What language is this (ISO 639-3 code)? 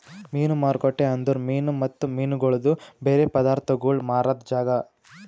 kan